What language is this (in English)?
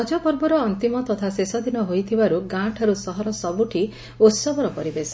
Odia